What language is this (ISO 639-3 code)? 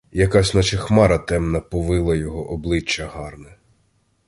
ukr